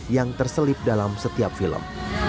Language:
Indonesian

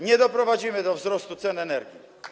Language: Polish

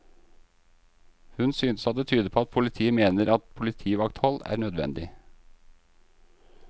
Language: Norwegian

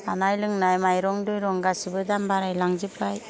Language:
Bodo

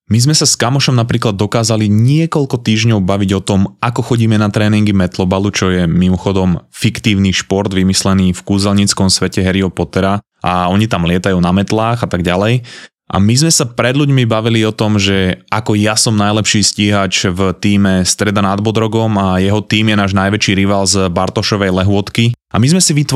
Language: Slovak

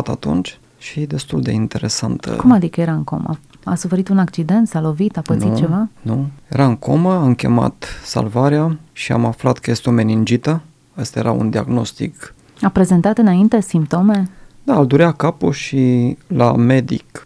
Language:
Romanian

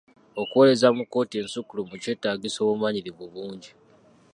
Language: Ganda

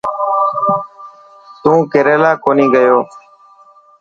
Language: Dhatki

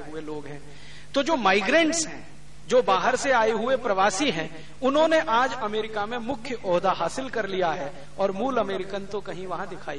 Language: Hindi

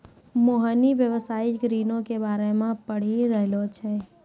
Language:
Maithili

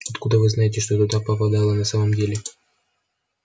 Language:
Russian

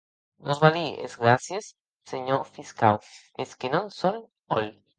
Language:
Occitan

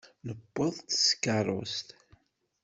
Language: Kabyle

